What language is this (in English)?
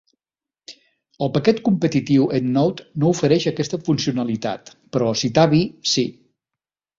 Catalan